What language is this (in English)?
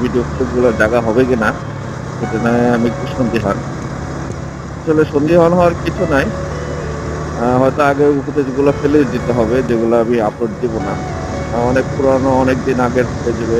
Romanian